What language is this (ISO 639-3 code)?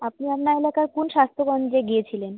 ben